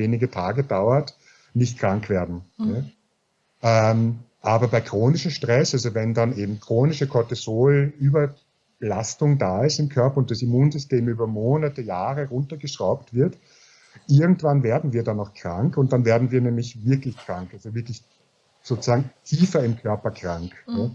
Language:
German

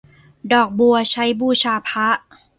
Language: Thai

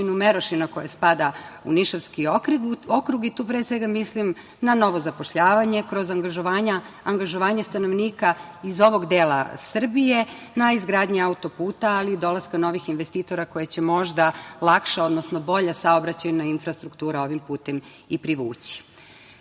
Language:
Serbian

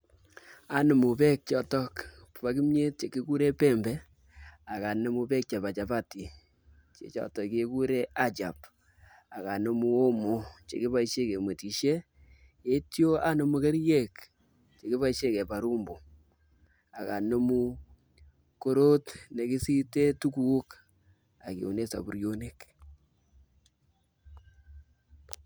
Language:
Kalenjin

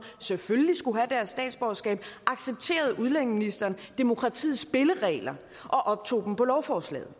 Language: Danish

